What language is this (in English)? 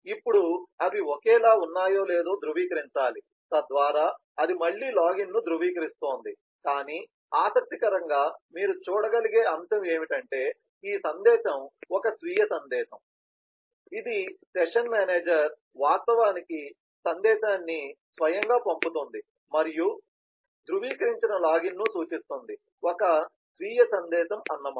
Telugu